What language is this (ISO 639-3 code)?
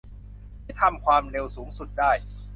tha